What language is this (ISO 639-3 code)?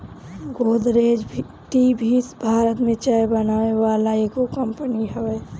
bho